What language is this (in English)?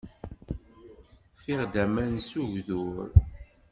Kabyle